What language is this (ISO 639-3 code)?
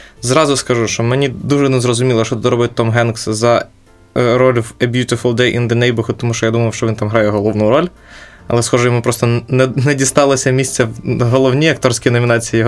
ukr